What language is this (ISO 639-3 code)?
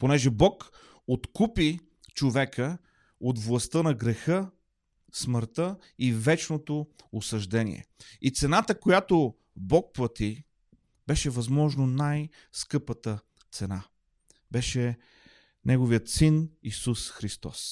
bul